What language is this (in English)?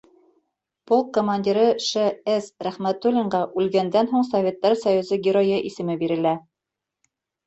Bashkir